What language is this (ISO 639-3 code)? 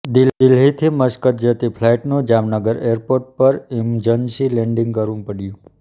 guj